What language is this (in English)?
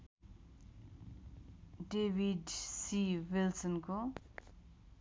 Nepali